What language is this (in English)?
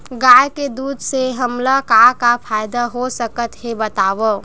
Chhattisgarhi